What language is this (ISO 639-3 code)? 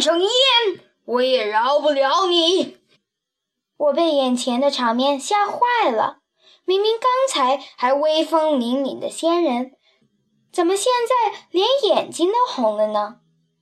zho